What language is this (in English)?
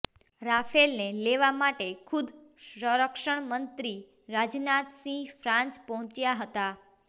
Gujarati